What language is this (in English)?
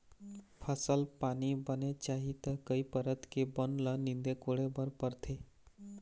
Chhattisgarhi